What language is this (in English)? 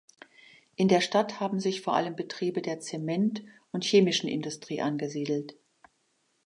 German